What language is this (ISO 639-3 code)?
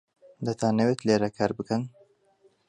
ckb